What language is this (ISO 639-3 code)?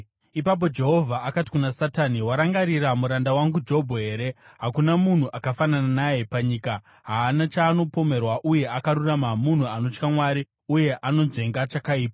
sna